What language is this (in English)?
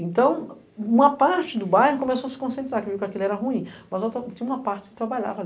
Portuguese